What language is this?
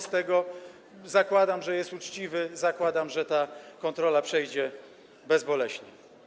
Polish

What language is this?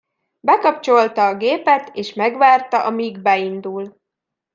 Hungarian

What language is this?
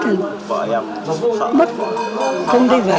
Vietnamese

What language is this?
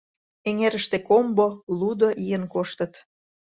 Mari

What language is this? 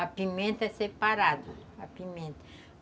Portuguese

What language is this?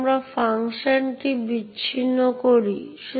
Bangla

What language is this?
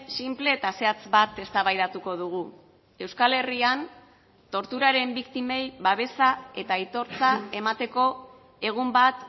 Basque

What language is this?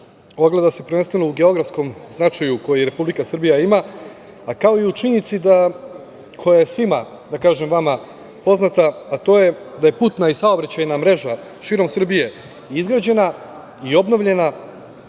Serbian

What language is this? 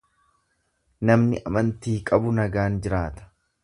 Oromo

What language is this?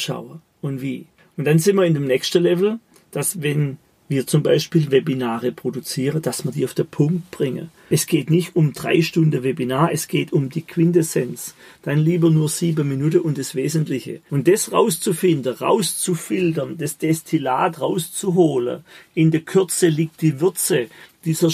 German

